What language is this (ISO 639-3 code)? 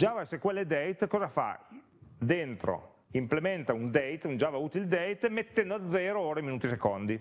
ita